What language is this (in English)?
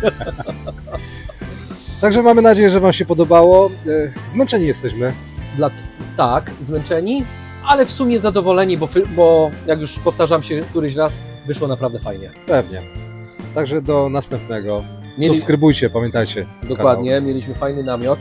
Polish